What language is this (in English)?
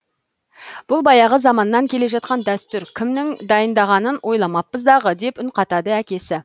Kazakh